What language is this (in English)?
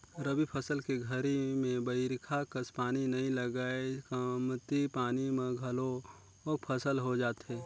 Chhattisgarhi